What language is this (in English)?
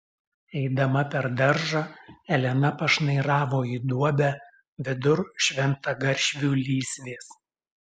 Lithuanian